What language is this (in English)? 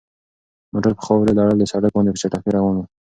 Pashto